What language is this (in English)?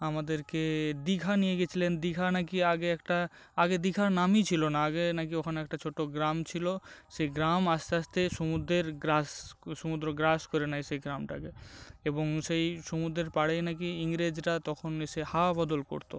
Bangla